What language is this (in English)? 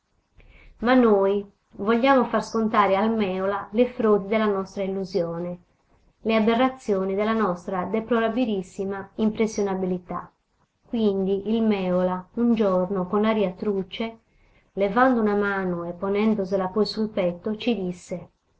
Italian